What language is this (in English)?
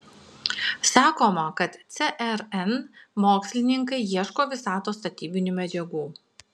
Lithuanian